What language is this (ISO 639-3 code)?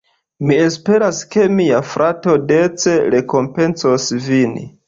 epo